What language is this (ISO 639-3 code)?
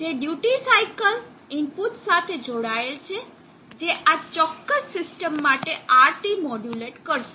guj